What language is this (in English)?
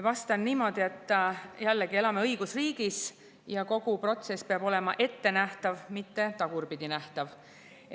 Estonian